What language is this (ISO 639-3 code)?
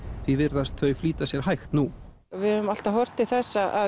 isl